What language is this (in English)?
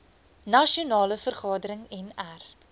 Afrikaans